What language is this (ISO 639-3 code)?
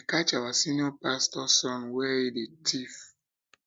pcm